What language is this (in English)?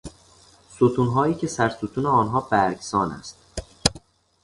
Persian